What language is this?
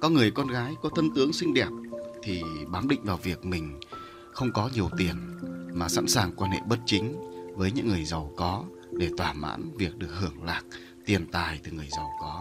Vietnamese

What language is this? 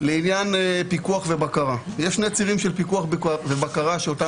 Hebrew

